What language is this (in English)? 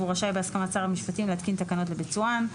Hebrew